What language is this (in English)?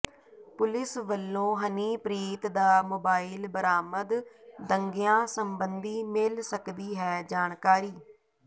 Punjabi